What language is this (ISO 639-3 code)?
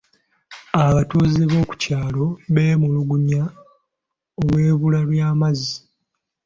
lug